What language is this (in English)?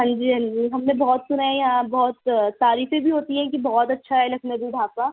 Urdu